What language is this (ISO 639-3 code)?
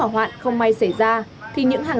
vie